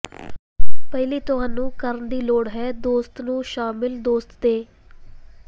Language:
Punjabi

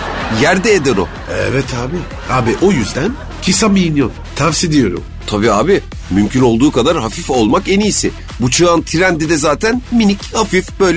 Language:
Turkish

